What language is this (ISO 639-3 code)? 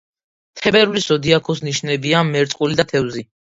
kat